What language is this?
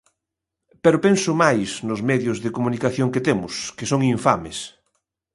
Galician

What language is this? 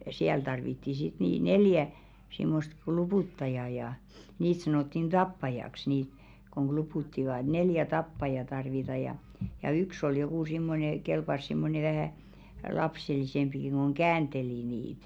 Finnish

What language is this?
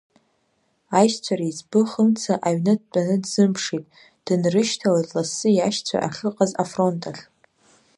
Abkhazian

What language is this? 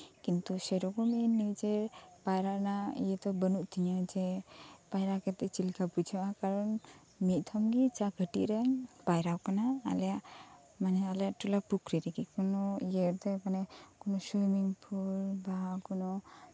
Santali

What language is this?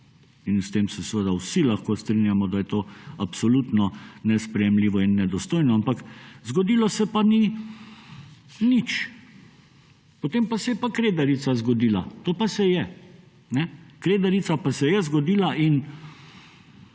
Slovenian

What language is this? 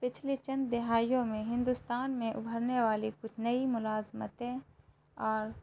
Urdu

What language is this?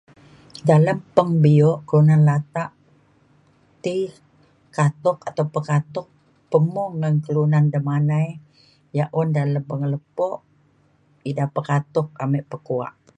Mainstream Kenyah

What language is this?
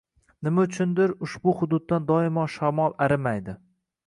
Uzbek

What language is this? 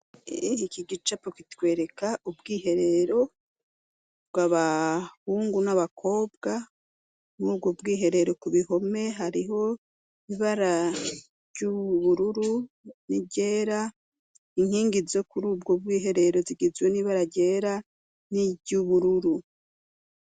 Rundi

